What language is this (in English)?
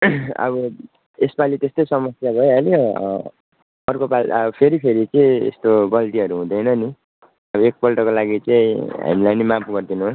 Nepali